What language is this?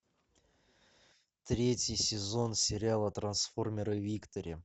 Russian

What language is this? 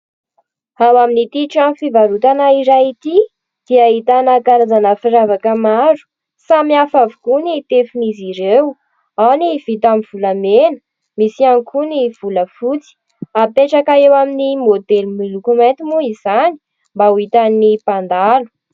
Malagasy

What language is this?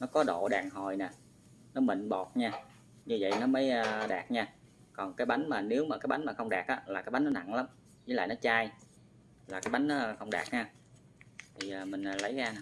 Vietnamese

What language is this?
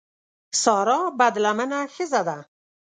Pashto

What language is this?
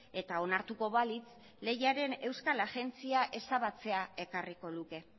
Basque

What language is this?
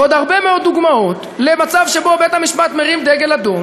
Hebrew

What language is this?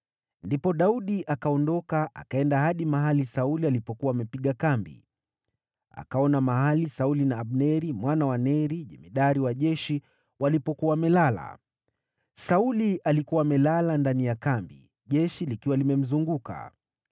Swahili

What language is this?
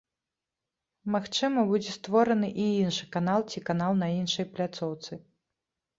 Belarusian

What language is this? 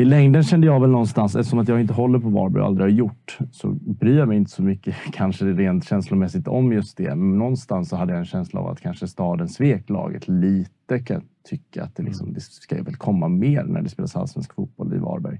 Swedish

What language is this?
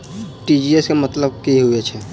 Maithili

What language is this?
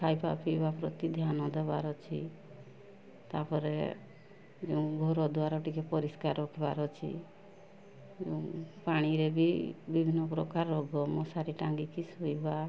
Odia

